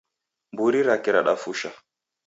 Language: Taita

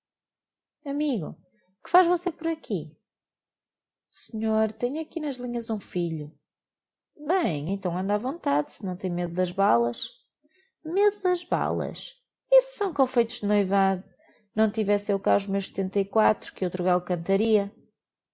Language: Portuguese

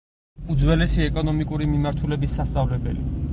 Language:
Georgian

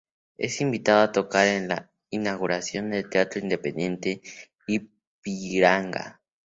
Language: Spanish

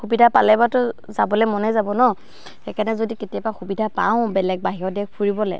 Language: Assamese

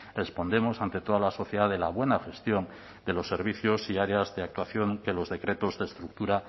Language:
Spanish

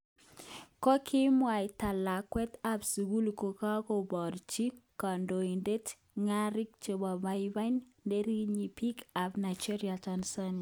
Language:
Kalenjin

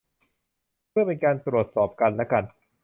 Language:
Thai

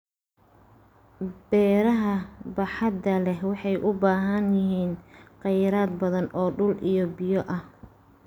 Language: Somali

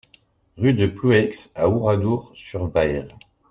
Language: French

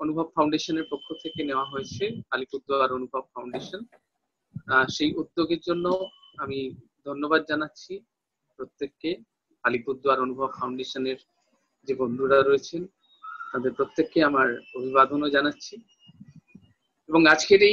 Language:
Hindi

